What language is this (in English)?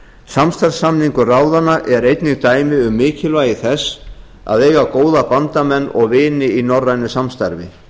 Icelandic